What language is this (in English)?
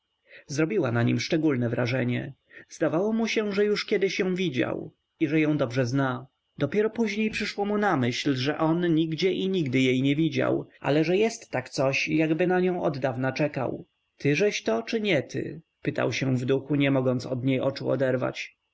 Polish